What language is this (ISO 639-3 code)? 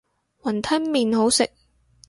yue